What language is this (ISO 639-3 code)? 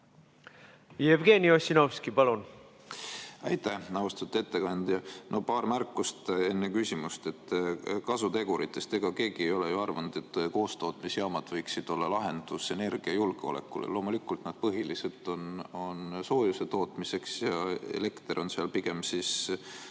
est